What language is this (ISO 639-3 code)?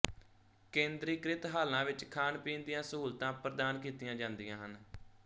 pan